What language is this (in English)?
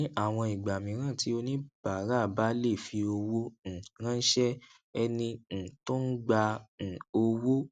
Yoruba